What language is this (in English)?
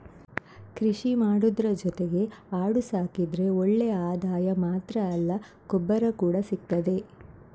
Kannada